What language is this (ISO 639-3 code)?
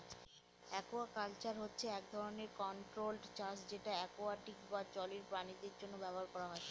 ben